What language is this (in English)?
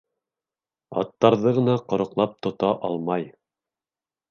Bashkir